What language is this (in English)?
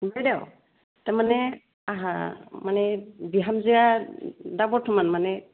Bodo